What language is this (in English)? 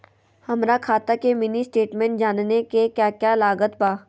Magahi